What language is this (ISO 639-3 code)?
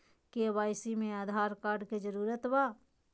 mag